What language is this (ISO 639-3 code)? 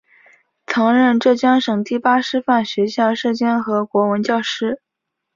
zho